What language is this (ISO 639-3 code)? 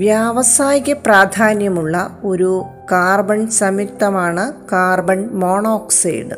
mal